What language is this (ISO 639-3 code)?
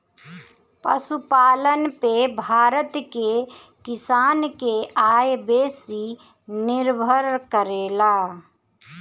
bho